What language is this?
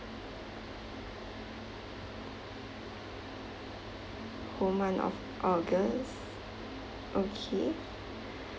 English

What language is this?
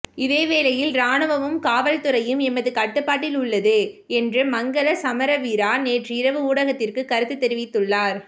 Tamil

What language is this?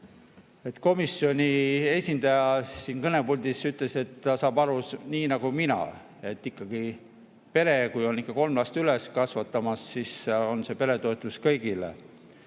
Estonian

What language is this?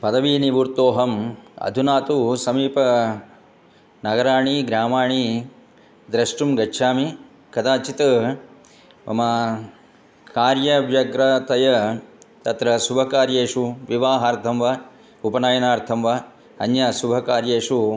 Sanskrit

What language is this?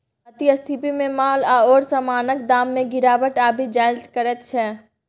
Maithili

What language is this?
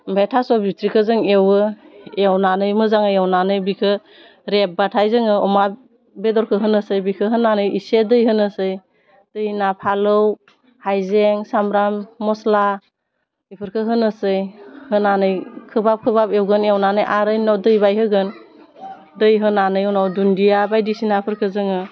Bodo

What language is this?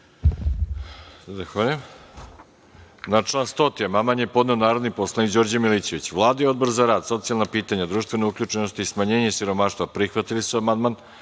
Serbian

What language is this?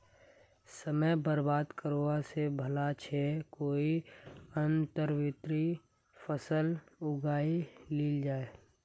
Magahi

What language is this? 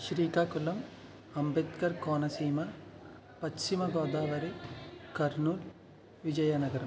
Telugu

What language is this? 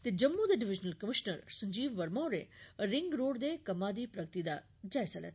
Dogri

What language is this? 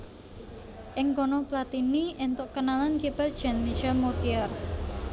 Javanese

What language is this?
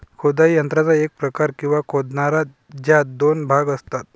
Marathi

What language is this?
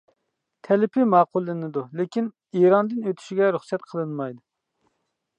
Uyghur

